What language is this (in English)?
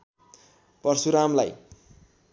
Nepali